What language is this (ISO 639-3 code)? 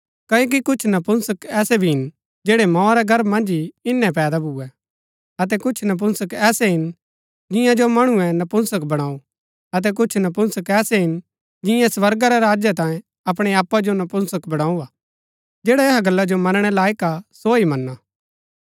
gbk